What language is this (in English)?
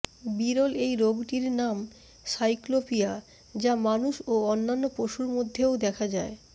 Bangla